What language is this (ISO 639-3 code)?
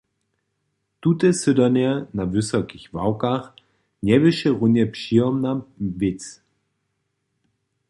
hsb